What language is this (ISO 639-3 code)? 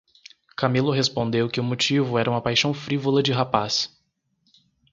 por